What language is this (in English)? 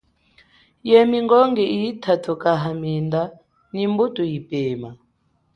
Chokwe